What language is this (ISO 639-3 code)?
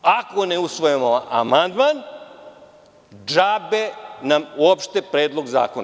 srp